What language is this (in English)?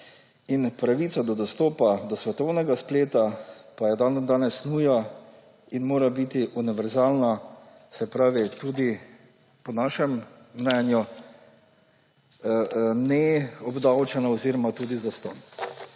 Slovenian